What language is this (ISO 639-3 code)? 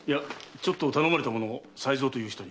jpn